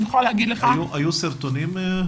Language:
Hebrew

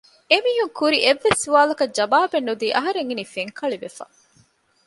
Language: Divehi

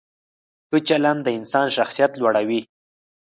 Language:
Pashto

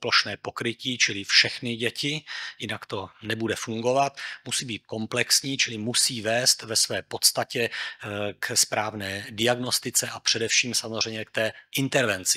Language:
Czech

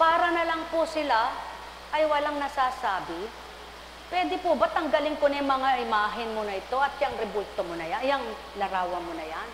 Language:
Filipino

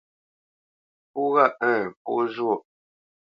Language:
Bamenyam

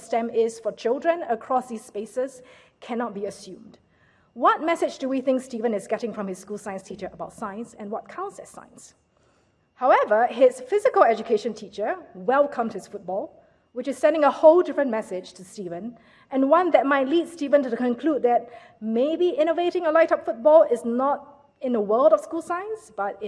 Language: English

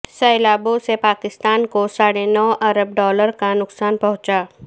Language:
Urdu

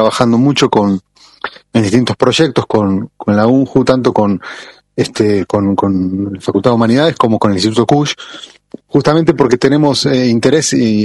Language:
Spanish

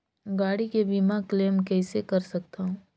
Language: Chhattisgarhi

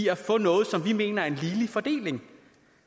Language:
Danish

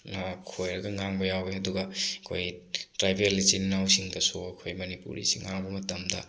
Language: Manipuri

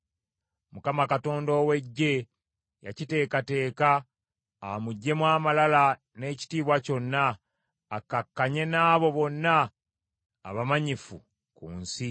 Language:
Ganda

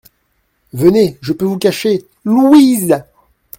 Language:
French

